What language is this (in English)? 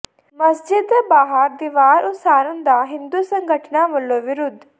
Punjabi